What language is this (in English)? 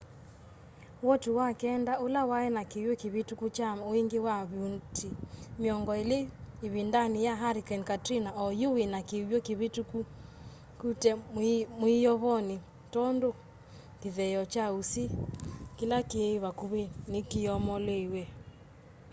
Kamba